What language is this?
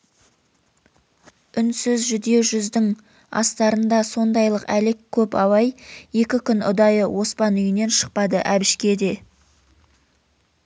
Kazakh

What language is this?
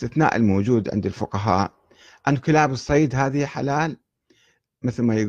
Arabic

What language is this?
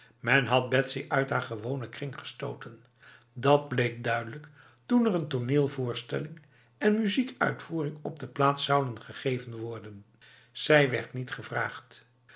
Dutch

